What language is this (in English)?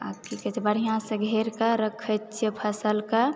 Maithili